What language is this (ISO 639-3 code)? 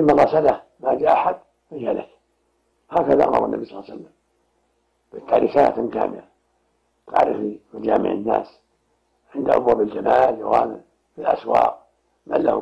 ara